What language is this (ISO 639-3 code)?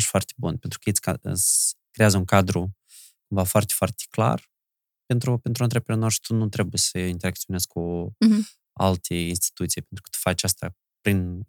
ron